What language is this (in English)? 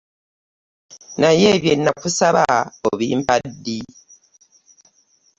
Ganda